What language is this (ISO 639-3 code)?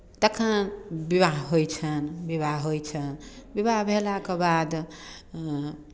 mai